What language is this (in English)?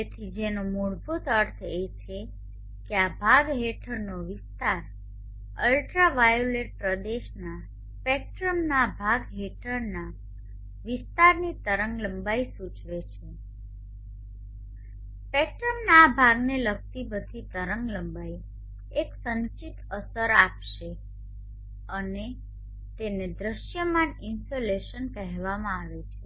Gujarati